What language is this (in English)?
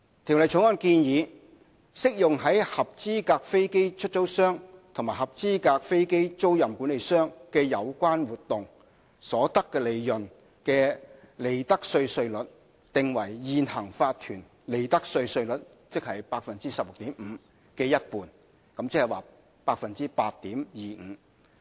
Cantonese